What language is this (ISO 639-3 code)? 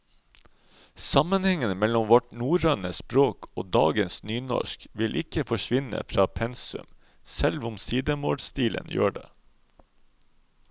nor